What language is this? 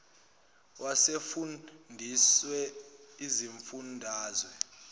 Zulu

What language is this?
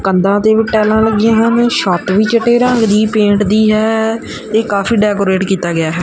Punjabi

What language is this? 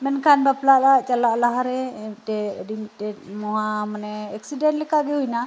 Santali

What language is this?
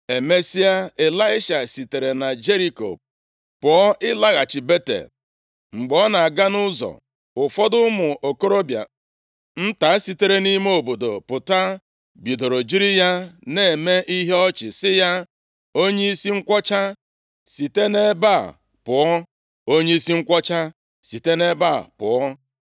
Igbo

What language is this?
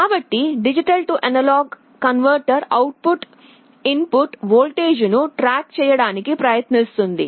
Telugu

